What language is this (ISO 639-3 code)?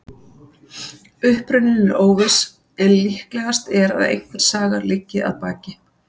isl